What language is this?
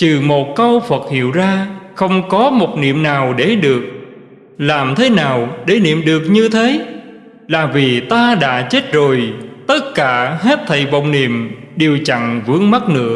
Vietnamese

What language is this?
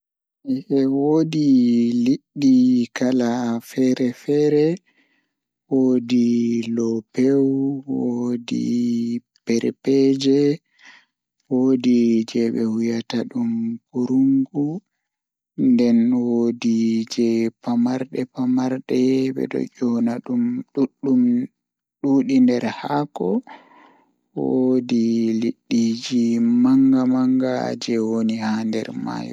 Fula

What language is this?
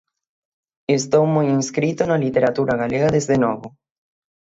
Galician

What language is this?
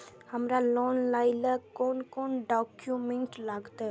Maithili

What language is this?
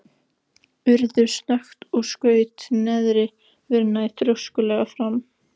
Icelandic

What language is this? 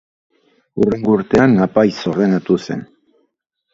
Basque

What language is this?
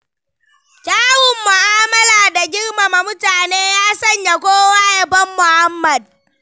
Hausa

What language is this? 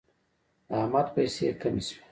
Pashto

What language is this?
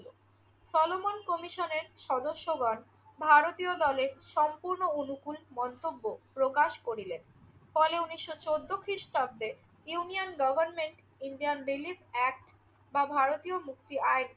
Bangla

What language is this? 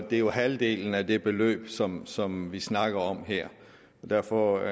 Danish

